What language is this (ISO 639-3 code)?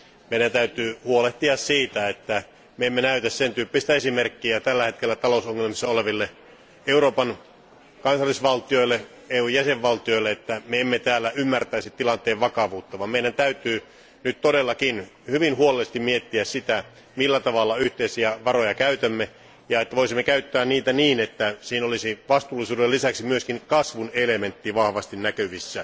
fin